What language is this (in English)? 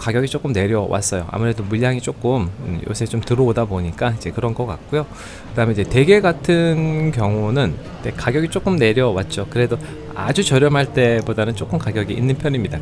Korean